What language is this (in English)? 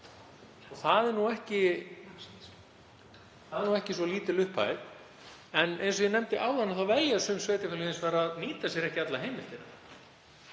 Icelandic